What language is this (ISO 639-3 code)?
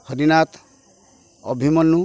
ori